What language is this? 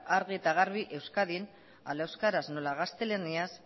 Basque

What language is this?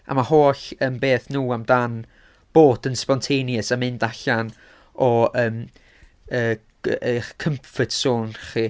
Welsh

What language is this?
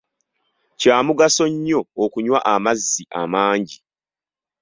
Ganda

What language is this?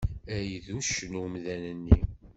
Kabyle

